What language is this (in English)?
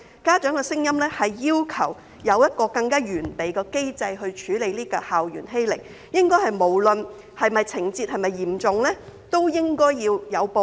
Cantonese